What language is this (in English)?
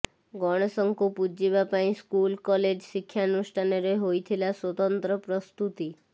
Odia